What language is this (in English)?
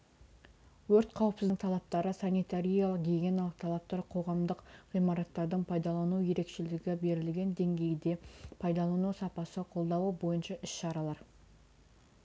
Kazakh